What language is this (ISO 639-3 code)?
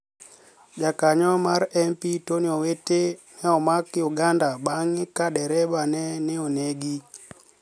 luo